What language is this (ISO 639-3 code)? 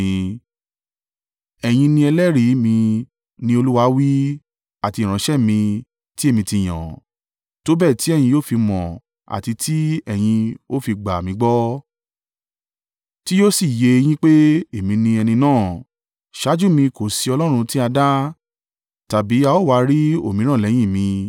yor